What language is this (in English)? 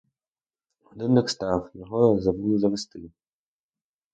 Ukrainian